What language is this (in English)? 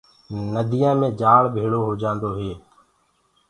Gurgula